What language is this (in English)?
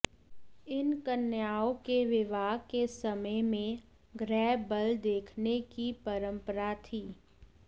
Sanskrit